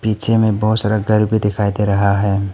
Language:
Hindi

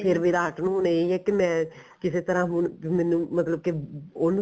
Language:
Punjabi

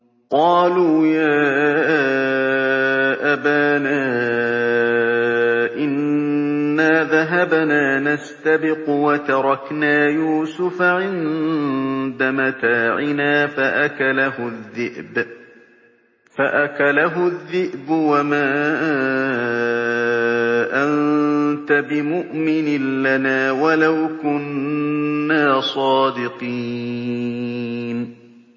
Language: Arabic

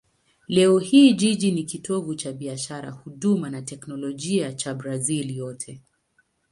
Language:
Swahili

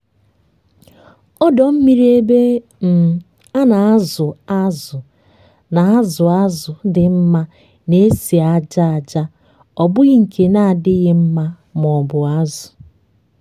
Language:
Igbo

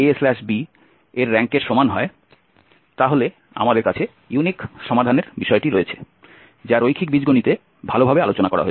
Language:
Bangla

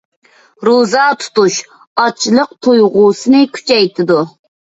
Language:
Uyghur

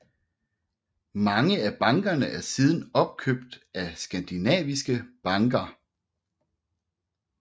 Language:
Danish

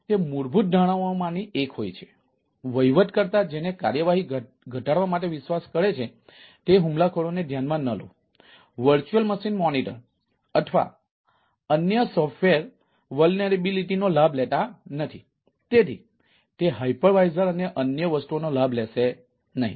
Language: Gujarati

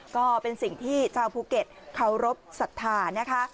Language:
Thai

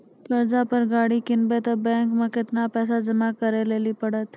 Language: Maithili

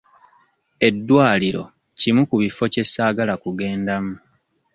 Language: Ganda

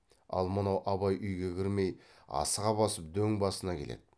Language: Kazakh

